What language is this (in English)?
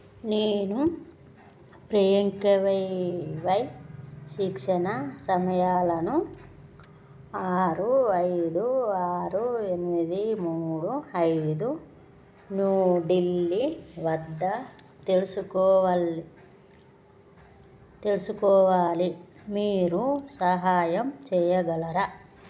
Telugu